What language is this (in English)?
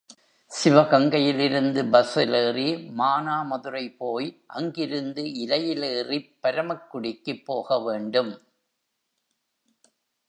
Tamil